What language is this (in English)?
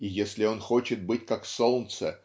Russian